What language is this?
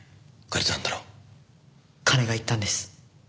Japanese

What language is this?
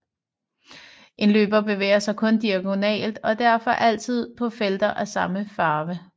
Danish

